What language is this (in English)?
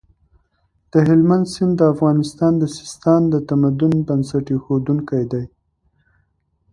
Pashto